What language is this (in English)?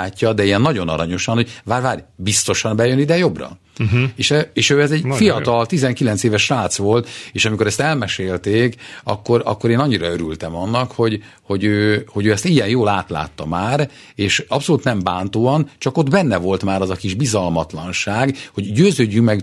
Hungarian